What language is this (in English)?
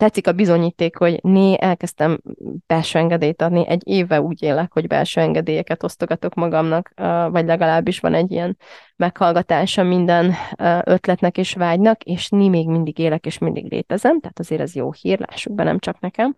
Hungarian